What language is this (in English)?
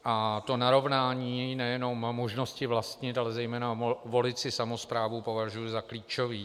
Czech